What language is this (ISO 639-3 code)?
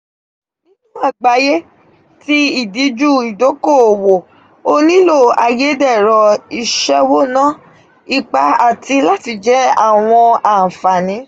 yor